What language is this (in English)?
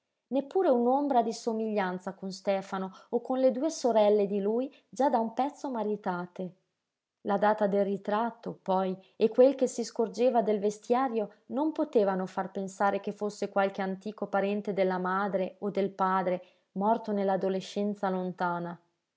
Italian